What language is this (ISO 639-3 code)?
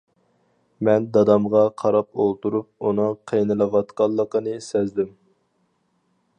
uig